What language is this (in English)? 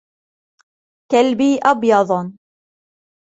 Arabic